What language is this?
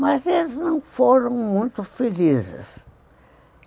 Portuguese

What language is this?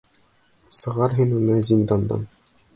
Bashkir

